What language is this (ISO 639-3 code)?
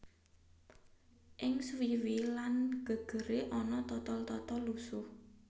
jav